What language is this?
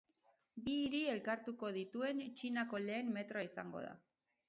Basque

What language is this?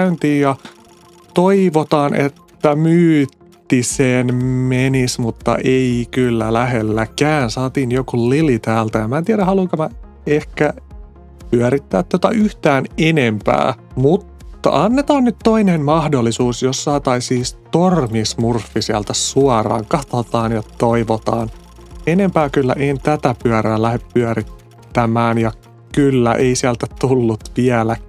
Finnish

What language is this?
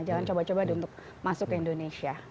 Indonesian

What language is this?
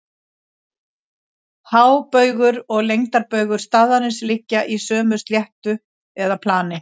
Icelandic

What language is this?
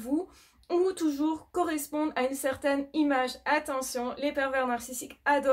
French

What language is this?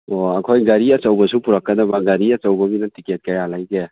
Manipuri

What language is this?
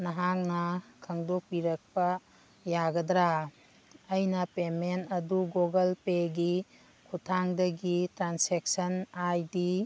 Manipuri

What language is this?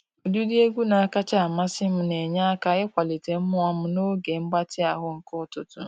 Igbo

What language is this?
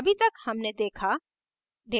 Hindi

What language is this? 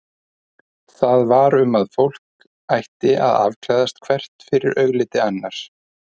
Icelandic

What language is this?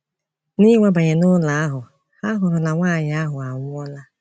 Igbo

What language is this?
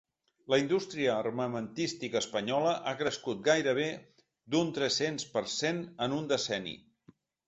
Catalan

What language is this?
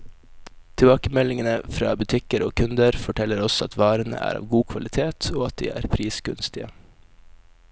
Norwegian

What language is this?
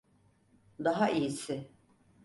Turkish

